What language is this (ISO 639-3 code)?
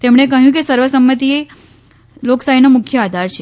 guj